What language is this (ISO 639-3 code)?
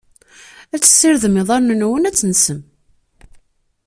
kab